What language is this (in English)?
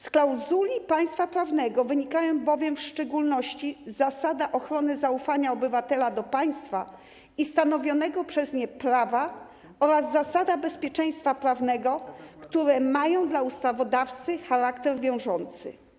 Polish